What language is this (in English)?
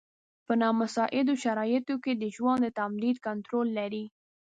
Pashto